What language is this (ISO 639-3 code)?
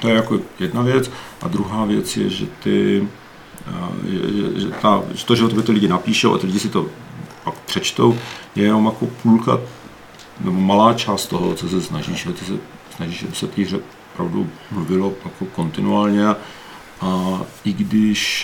ces